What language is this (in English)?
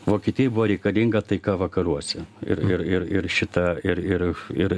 Lithuanian